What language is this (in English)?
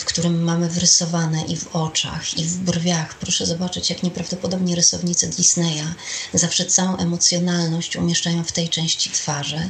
Polish